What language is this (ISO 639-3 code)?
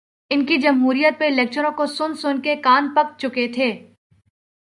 urd